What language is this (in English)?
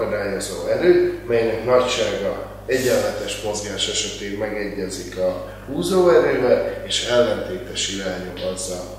Hungarian